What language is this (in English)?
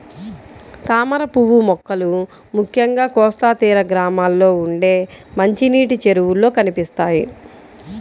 Telugu